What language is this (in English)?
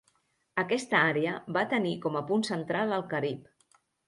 Catalan